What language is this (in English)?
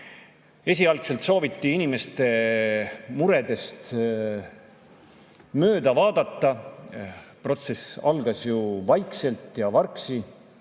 Estonian